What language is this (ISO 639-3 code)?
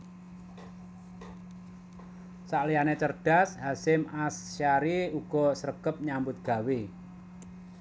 jav